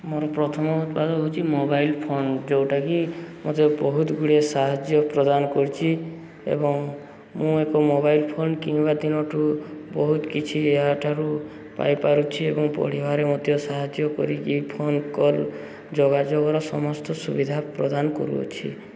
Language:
Odia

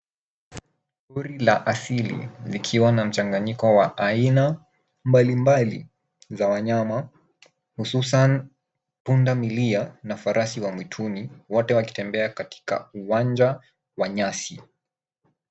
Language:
Swahili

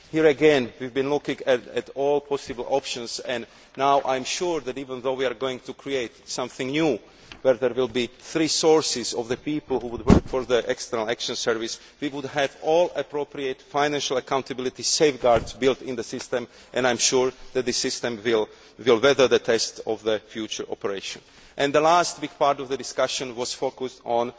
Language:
English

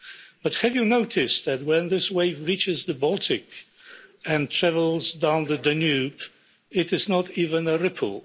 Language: English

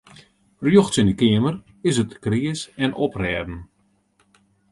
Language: Western Frisian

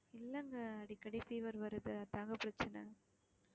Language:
Tamil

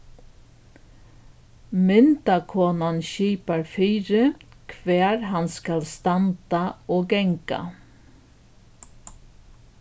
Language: Faroese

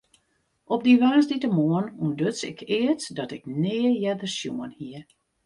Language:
Western Frisian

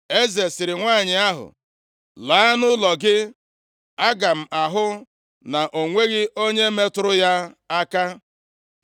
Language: Igbo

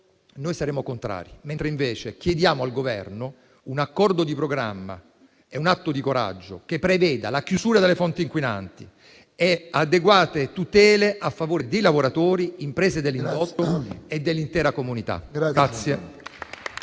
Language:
Italian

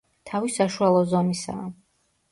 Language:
Georgian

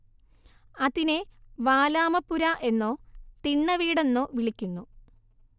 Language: Malayalam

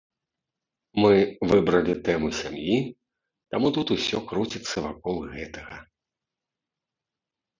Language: Belarusian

